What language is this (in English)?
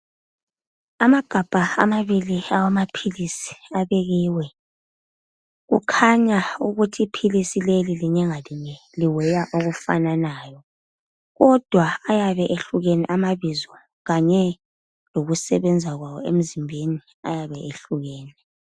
North Ndebele